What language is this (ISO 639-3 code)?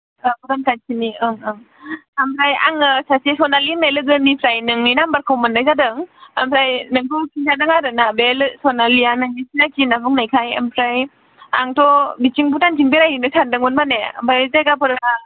brx